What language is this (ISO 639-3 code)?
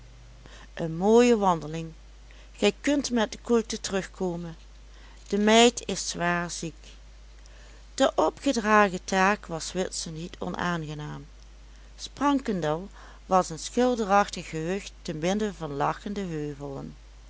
nld